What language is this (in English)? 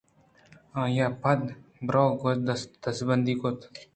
Eastern Balochi